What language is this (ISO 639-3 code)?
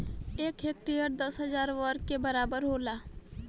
bho